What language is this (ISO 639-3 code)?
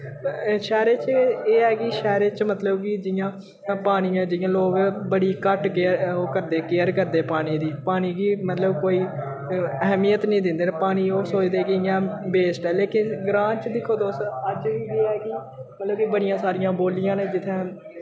doi